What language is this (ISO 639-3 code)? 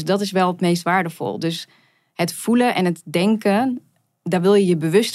nld